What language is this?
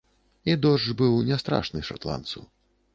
Belarusian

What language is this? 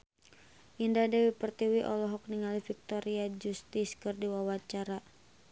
Sundanese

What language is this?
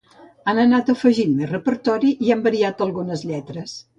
Catalan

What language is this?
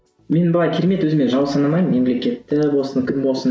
Kazakh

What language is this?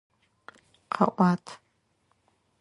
Adyghe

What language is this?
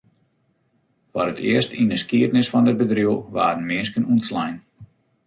Western Frisian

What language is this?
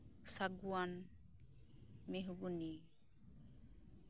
Santali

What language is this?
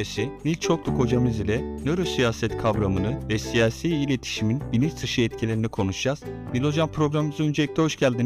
Turkish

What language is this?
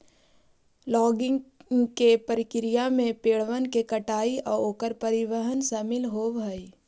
Magahi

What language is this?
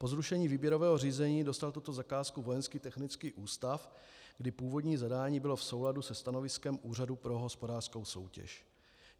Czech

